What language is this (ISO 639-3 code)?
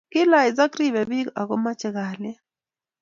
kln